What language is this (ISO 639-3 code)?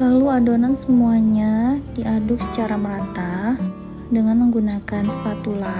ind